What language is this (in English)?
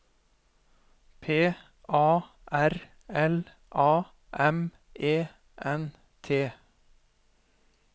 Norwegian